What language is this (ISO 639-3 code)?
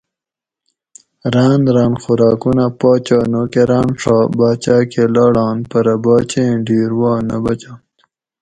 gwc